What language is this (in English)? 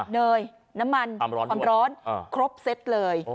Thai